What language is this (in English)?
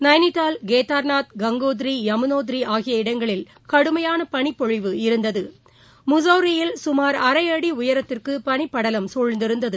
Tamil